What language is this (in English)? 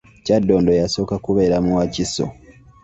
Ganda